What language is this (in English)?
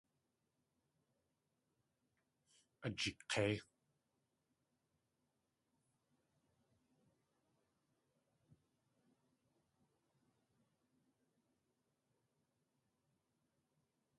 Tlingit